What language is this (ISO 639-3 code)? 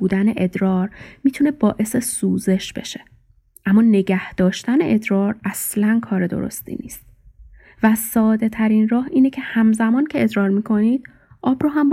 fas